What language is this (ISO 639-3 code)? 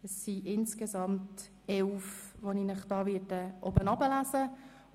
gsw